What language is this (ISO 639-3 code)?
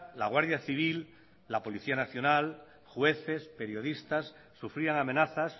spa